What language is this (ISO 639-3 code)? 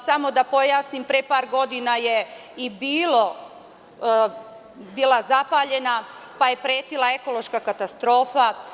srp